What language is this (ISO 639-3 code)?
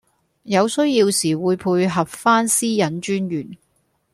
yue